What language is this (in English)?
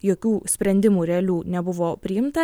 Lithuanian